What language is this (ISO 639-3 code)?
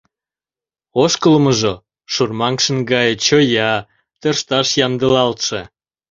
chm